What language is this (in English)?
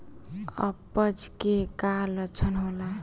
Bhojpuri